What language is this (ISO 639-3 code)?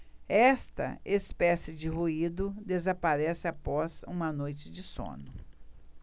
por